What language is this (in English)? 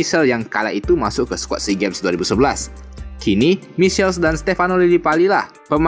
Indonesian